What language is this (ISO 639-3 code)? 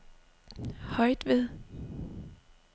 dan